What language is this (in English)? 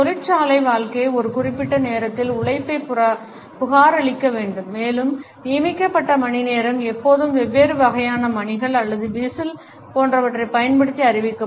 Tamil